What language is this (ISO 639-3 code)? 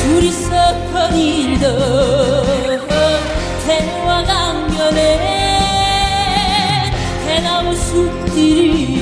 kor